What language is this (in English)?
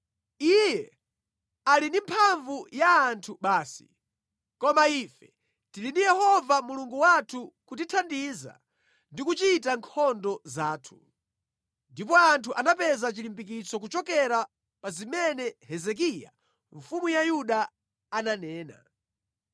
Nyanja